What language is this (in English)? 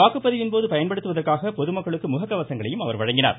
Tamil